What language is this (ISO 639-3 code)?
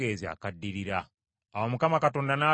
lug